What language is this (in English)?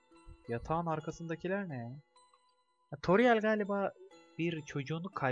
Turkish